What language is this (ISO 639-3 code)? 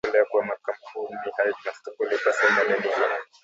swa